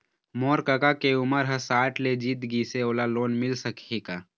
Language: Chhattisgarhi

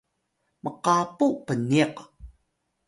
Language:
Atayal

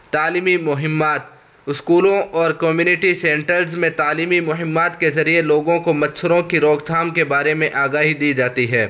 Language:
Urdu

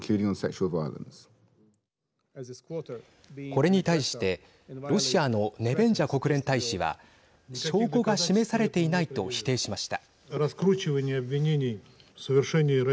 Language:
Japanese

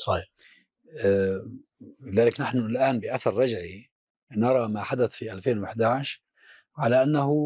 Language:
Arabic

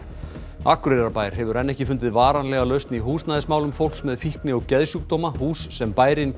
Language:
Icelandic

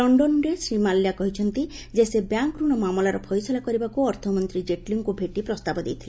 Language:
Odia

